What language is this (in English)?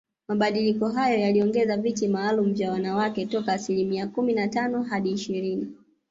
Swahili